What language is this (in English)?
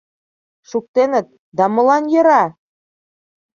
Mari